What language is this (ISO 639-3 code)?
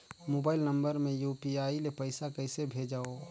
hne